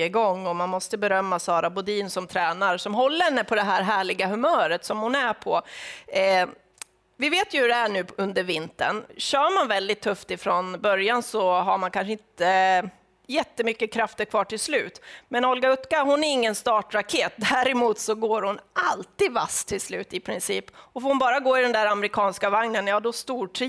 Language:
Swedish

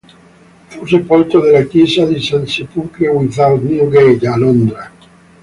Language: Italian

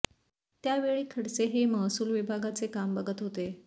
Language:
Marathi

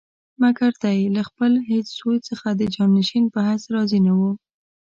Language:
Pashto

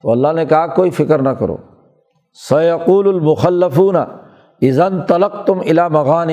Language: Urdu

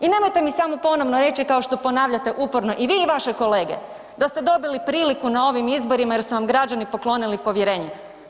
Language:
Croatian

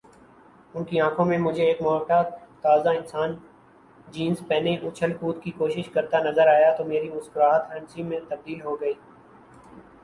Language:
Urdu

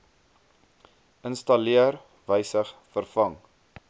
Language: Afrikaans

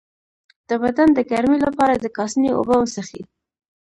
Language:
Pashto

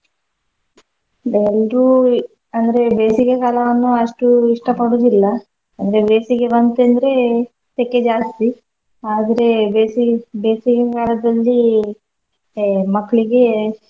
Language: Kannada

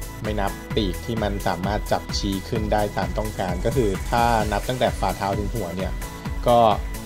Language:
Thai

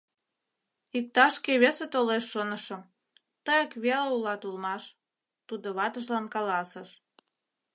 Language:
Mari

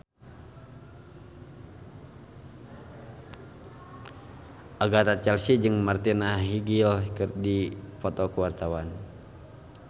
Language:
Sundanese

